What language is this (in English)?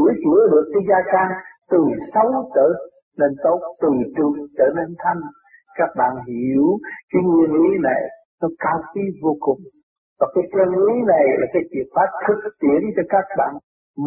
Vietnamese